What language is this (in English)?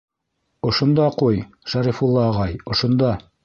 Bashkir